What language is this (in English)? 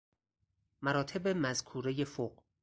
Persian